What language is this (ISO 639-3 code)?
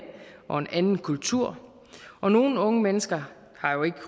dan